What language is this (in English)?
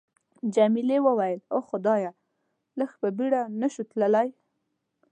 Pashto